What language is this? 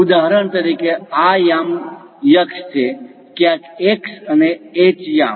Gujarati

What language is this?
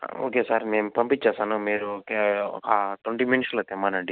Telugu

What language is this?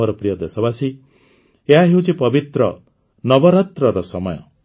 Odia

